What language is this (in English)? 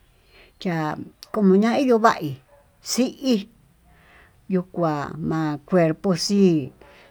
Tututepec Mixtec